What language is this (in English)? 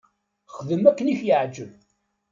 Kabyle